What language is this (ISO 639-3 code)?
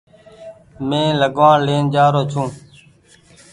gig